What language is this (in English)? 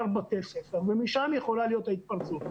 Hebrew